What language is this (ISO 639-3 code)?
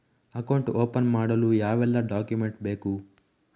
kan